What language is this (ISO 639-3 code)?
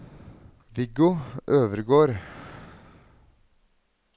nor